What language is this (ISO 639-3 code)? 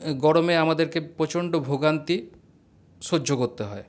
ben